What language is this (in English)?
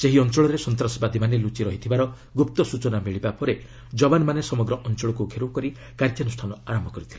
Odia